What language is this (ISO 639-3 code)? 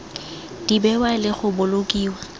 tsn